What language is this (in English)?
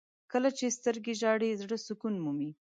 Pashto